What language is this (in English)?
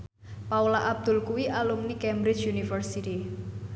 Javanese